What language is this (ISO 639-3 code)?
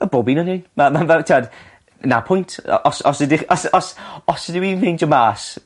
cym